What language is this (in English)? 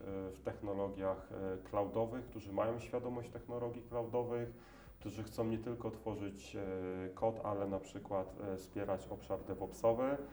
Polish